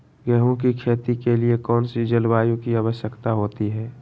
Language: Magahi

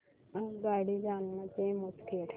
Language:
Marathi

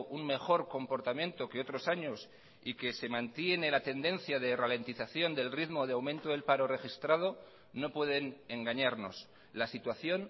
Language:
Spanish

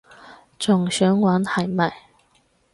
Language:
Cantonese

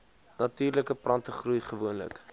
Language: Afrikaans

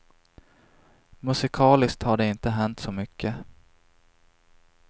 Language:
Swedish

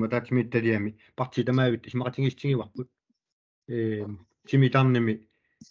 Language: Arabic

